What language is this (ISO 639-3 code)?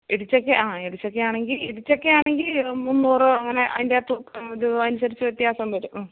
mal